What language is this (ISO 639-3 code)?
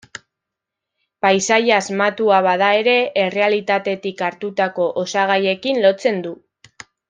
eus